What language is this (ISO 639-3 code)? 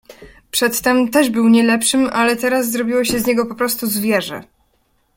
pol